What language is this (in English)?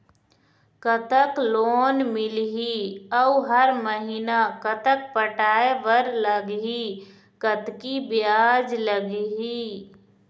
Chhattisgarhi